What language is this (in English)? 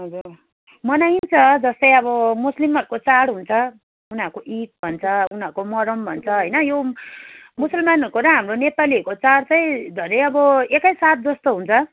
Nepali